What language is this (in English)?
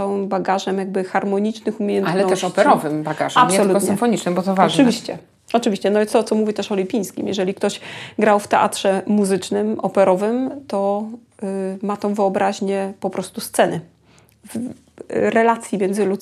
Polish